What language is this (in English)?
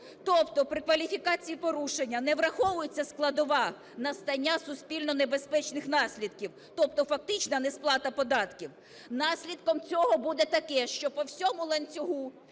Ukrainian